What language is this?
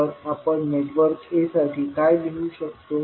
Marathi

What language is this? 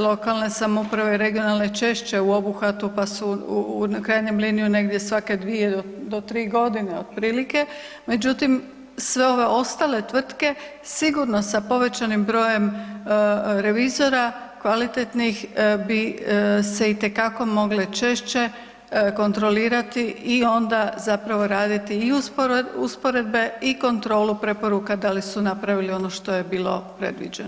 Croatian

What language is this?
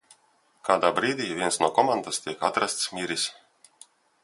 Latvian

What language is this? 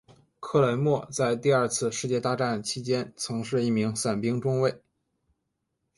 Chinese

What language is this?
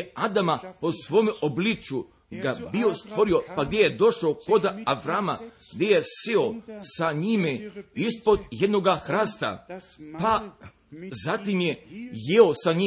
Croatian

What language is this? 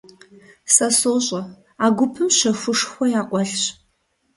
Kabardian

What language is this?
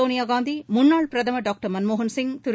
Tamil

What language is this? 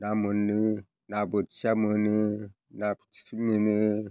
Bodo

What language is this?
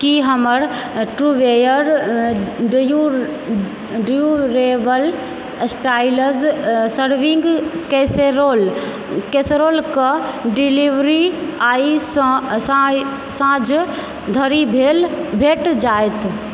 Maithili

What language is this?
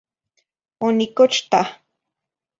Zacatlán-Ahuacatlán-Tepetzintla Nahuatl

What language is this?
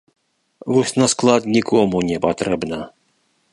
Belarusian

